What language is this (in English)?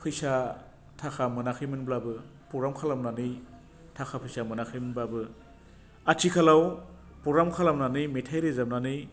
Bodo